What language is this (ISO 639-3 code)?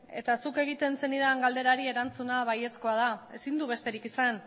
eus